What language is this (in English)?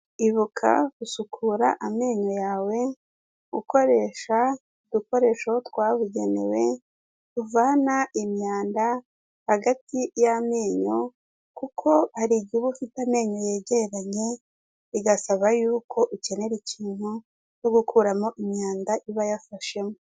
Kinyarwanda